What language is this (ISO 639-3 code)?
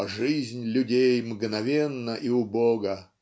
rus